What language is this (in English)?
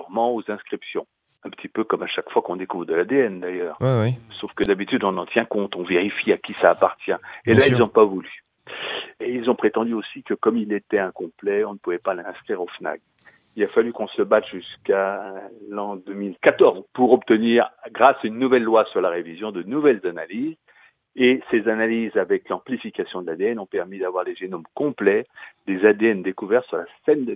French